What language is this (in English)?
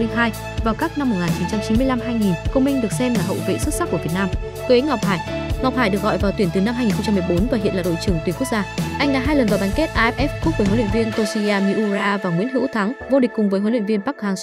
Vietnamese